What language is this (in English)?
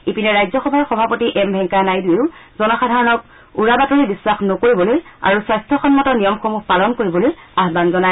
Assamese